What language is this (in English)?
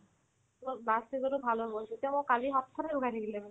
Assamese